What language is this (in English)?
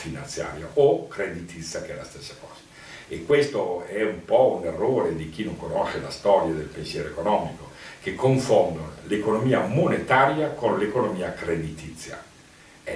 Italian